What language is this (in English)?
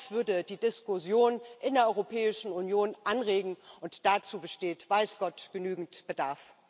German